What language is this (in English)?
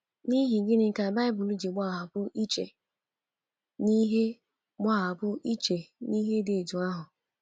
Igbo